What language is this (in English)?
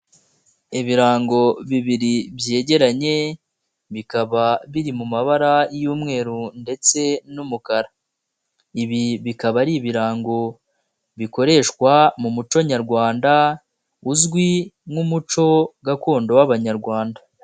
Kinyarwanda